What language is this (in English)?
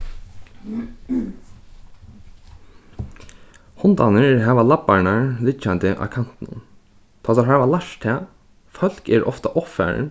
Faroese